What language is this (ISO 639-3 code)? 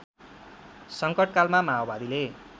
nep